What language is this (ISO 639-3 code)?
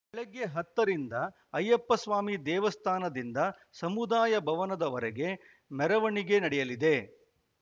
kan